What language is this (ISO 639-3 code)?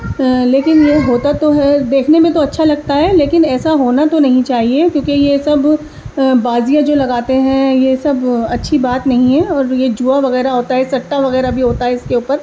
urd